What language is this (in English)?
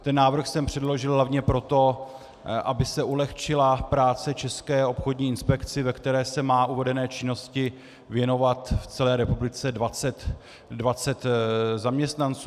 Czech